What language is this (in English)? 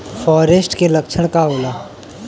Bhojpuri